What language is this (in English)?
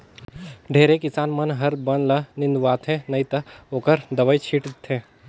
Chhattisgarhi